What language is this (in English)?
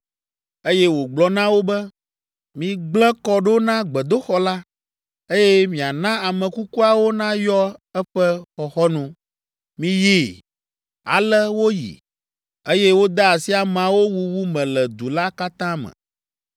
Ewe